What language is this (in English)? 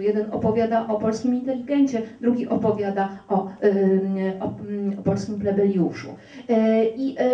Polish